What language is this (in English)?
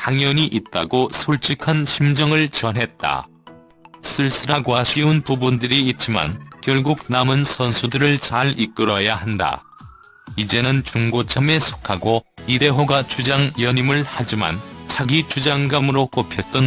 Korean